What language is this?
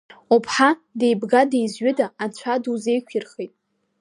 Abkhazian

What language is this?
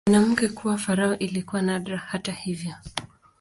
Swahili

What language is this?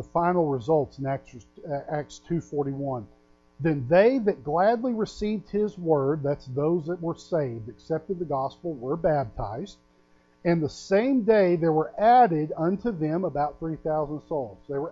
English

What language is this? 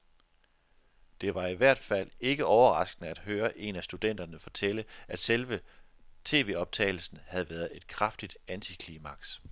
Danish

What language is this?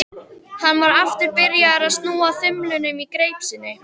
Icelandic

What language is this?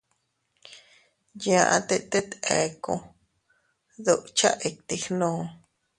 Teutila Cuicatec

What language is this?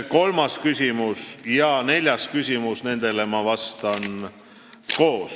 Estonian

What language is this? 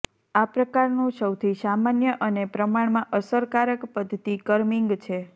Gujarati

